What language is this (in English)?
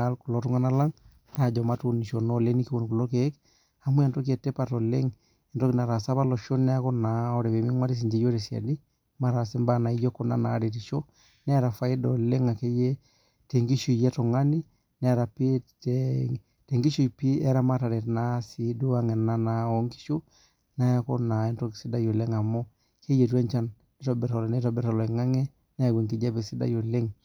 Masai